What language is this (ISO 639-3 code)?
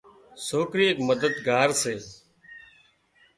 kxp